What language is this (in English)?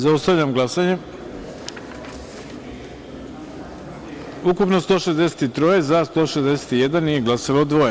Serbian